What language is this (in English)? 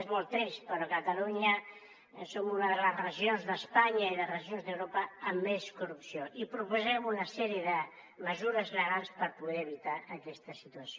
Catalan